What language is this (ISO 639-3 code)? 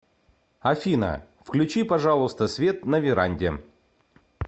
rus